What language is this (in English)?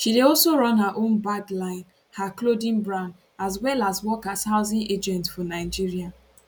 Nigerian Pidgin